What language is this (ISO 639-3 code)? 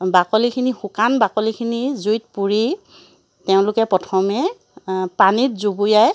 asm